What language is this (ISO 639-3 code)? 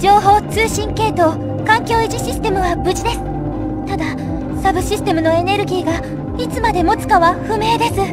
jpn